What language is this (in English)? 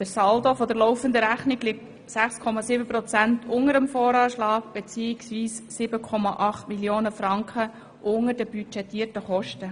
Swiss German